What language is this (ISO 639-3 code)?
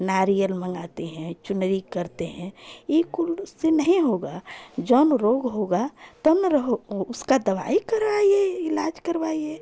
hin